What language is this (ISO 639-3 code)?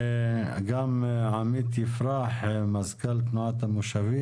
heb